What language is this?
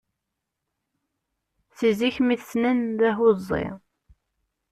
Kabyle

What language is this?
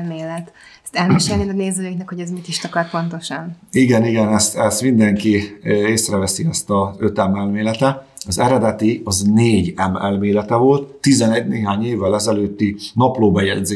Hungarian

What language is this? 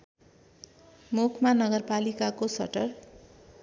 Nepali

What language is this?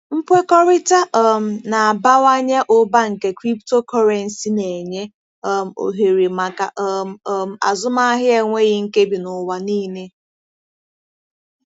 Igbo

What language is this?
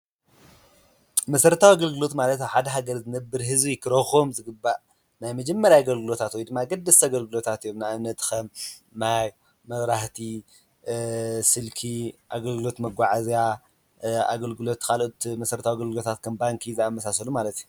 Tigrinya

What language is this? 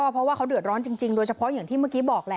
Thai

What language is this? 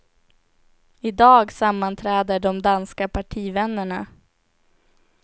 Swedish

